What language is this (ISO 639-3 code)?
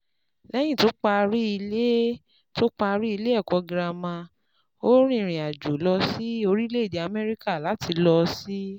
yor